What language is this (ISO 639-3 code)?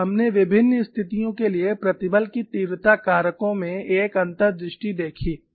hin